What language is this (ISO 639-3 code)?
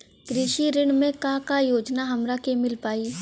bho